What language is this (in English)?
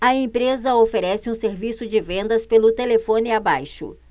Portuguese